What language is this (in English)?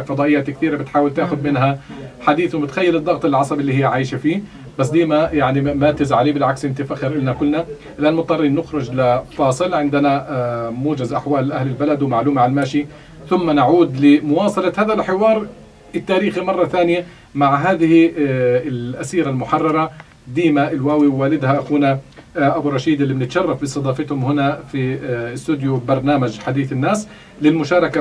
Arabic